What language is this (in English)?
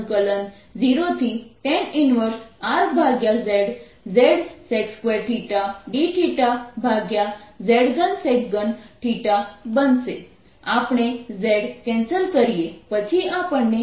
Gujarati